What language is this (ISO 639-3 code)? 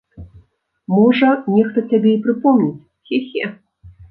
bel